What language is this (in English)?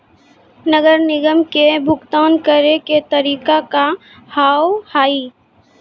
Maithili